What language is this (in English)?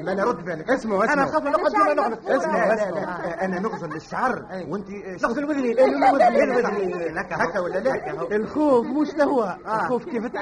Arabic